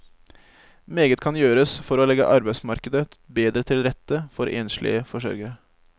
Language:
Norwegian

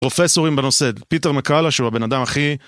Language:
Hebrew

